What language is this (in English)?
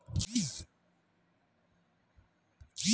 Chhattisgarhi